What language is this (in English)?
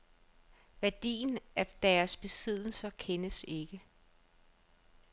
Danish